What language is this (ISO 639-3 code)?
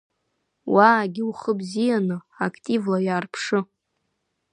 abk